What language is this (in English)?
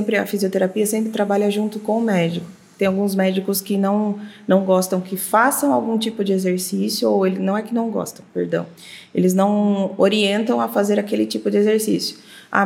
Portuguese